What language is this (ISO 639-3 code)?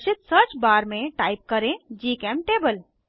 hin